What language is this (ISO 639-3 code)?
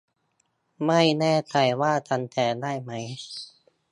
tha